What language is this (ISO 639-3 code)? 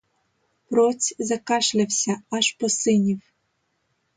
ukr